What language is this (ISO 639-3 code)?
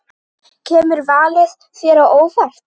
isl